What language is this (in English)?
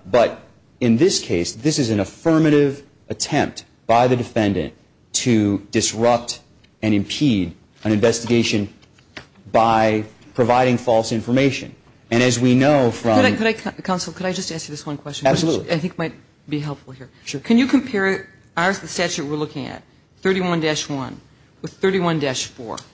English